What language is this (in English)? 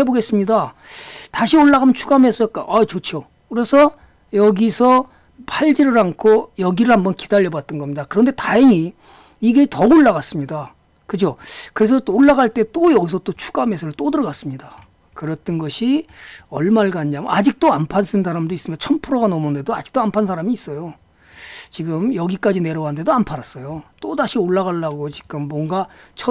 Korean